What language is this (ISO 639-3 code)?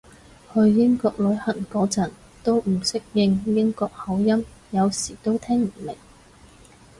yue